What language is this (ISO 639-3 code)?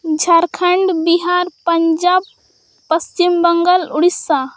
sat